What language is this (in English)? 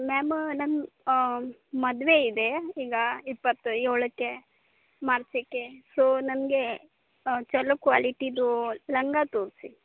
Kannada